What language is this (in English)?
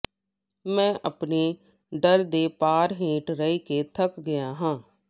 Punjabi